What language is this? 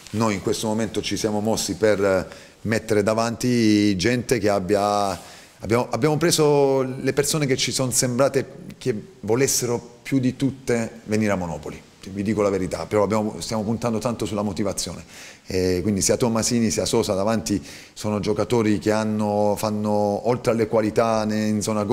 Italian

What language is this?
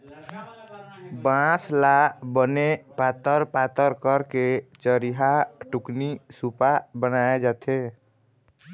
Chhattisgarhi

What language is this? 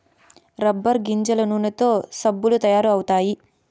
Telugu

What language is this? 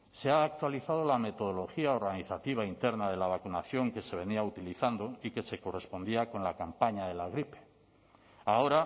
Spanish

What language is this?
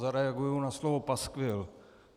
Czech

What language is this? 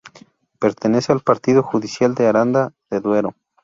Spanish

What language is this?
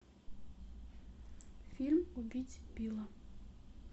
Russian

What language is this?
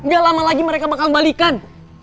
Indonesian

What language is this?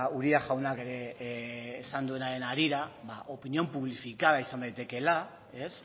Basque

